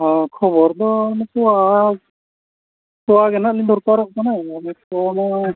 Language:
Santali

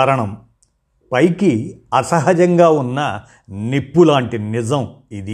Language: Telugu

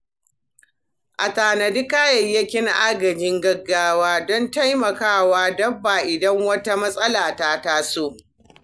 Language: Hausa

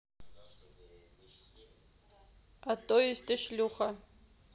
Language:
Russian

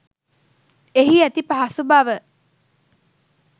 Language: Sinhala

